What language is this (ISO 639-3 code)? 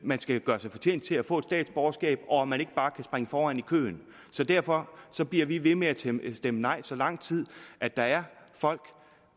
dan